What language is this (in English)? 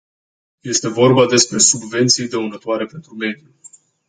Romanian